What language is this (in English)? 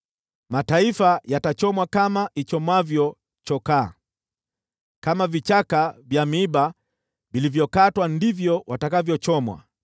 Swahili